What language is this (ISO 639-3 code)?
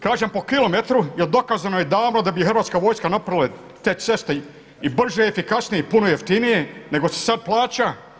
hrv